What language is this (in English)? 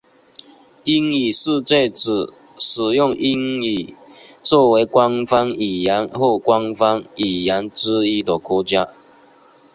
Chinese